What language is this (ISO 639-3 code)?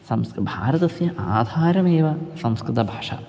san